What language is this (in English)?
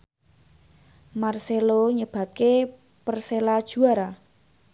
Javanese